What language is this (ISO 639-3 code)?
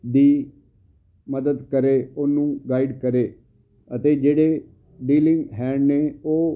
pan